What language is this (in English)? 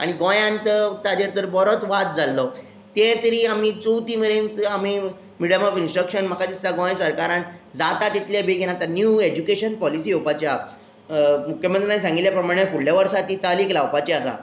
Konkani